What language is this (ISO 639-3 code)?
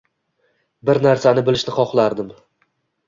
uzb